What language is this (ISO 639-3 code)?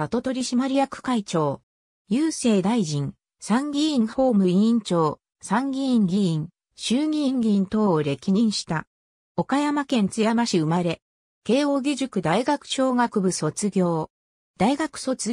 jpn